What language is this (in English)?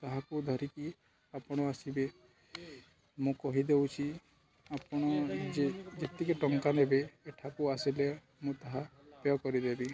Odia